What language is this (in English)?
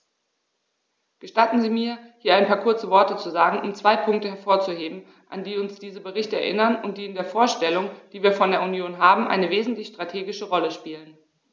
German